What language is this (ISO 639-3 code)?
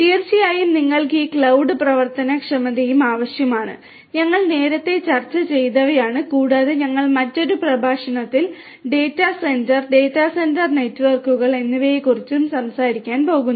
mal